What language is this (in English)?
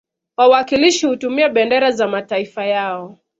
Swahili